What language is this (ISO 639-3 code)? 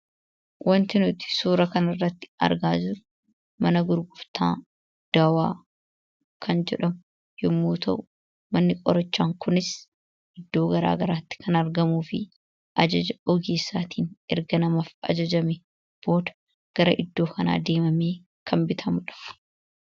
orm